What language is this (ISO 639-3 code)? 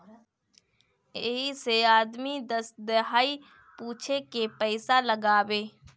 bho